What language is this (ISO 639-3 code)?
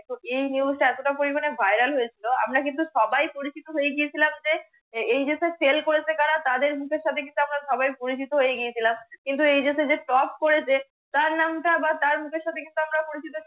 ben